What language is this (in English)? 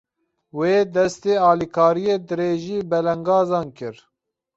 Kurdish